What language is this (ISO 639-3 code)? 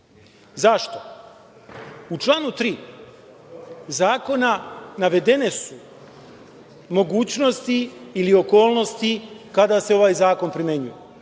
srp